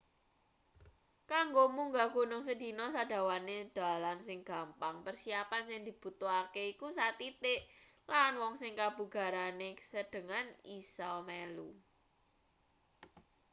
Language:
Javanese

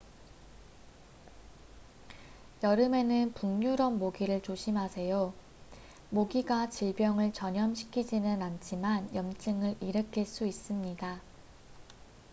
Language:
Korean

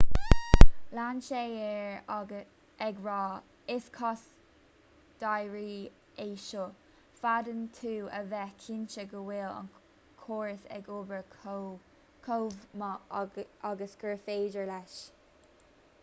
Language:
Irish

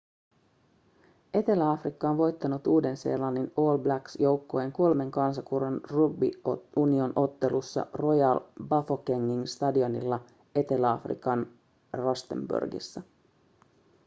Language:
Finnish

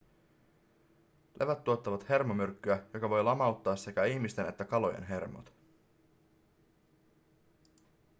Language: Finnish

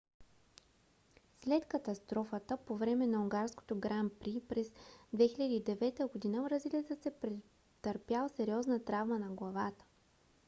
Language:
Bulgarian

